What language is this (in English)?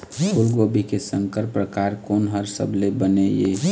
Chhattisgarhi